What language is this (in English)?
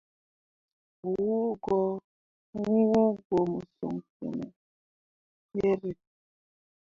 Mundang